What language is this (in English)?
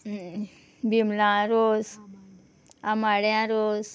Konkani